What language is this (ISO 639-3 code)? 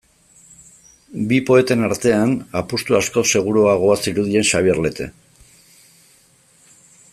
eus